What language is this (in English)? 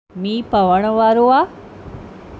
Sindhi